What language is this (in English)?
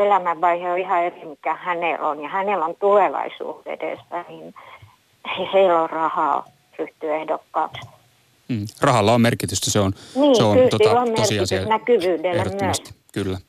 Finnish